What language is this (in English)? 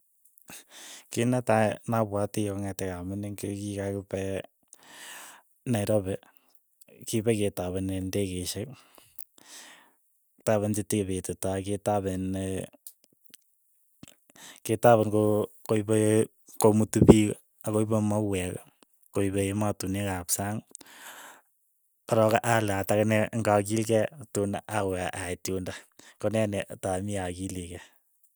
Keiyo